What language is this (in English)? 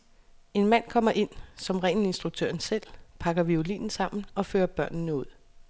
Danish